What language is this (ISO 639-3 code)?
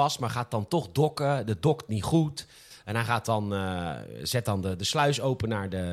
nld